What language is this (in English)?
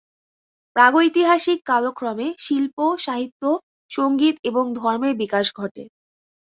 Bangla